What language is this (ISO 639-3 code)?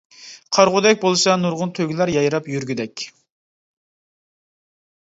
uig